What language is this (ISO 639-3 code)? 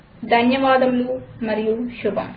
tel